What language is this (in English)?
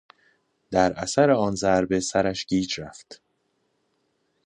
Persian